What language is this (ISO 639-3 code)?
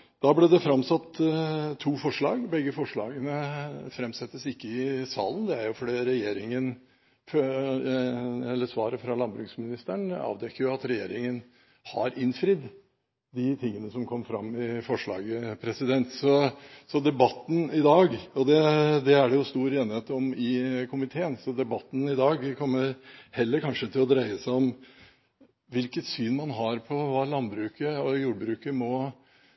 nob